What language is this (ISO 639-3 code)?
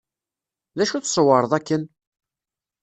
kab